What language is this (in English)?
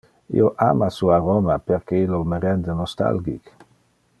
Interlingua